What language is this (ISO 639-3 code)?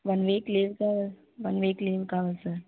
tel